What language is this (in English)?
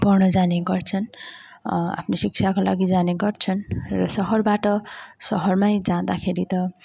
Nepali